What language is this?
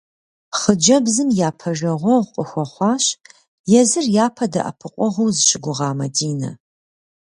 Kabardian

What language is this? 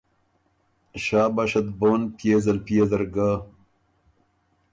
Ormuri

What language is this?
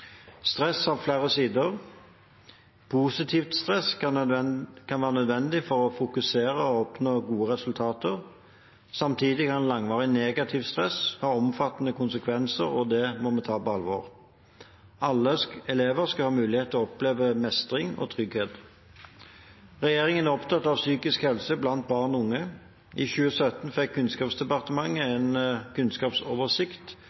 Norwegian Bokmål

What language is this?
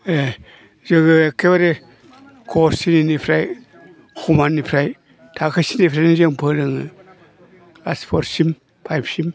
Bodo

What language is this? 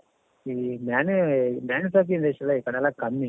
Kannada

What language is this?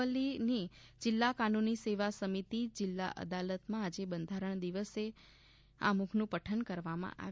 Gujarati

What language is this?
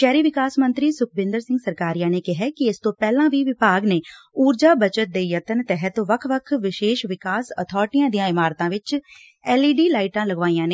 Punjabi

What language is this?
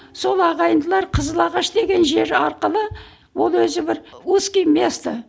Kazakh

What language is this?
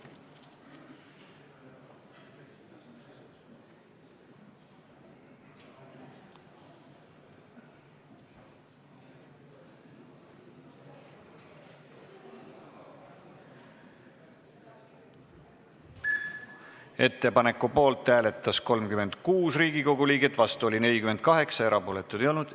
Estonian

